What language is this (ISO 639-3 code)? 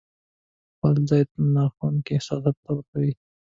pus